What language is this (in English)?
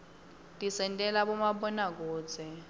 Swati